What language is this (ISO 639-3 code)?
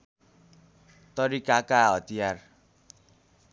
nep